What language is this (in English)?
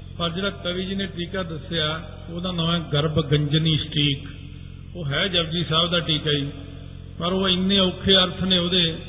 Punjabi